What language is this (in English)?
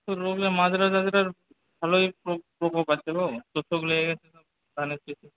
Bangla